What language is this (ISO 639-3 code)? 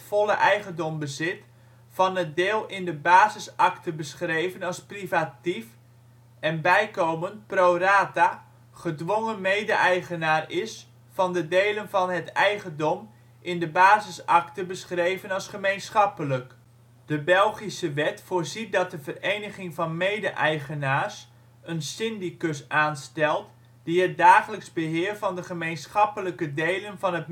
nld